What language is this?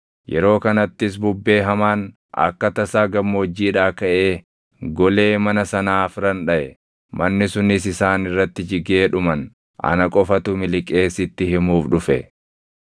Oromo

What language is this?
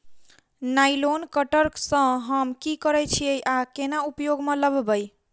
Maithili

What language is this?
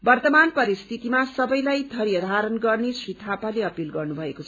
Nepali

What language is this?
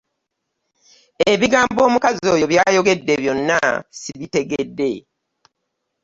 Ganda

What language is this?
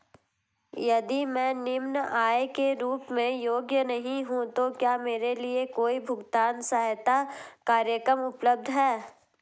Hindi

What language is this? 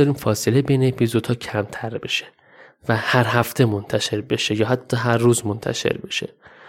Persian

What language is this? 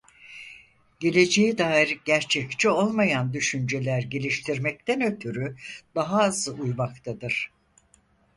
Turkish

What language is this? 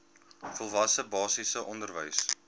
Afrikaans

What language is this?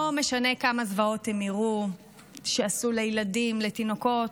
Hebrew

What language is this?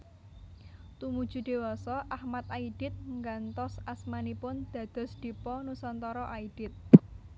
Javanese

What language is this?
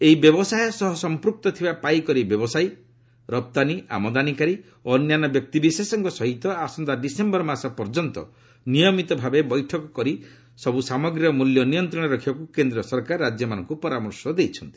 Odia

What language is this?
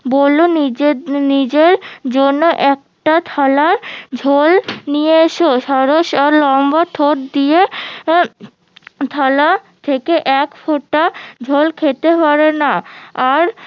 Bangla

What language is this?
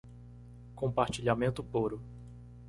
Portuguese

